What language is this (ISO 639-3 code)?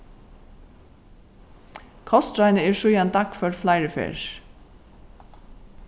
fao